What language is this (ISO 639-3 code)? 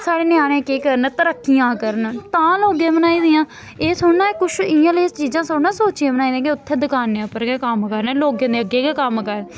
doi